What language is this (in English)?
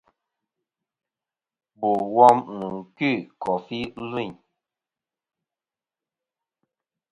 Kom